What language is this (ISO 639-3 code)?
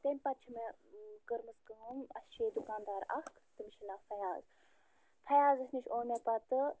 kas